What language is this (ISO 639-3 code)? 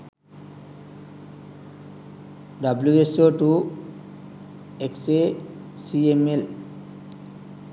sin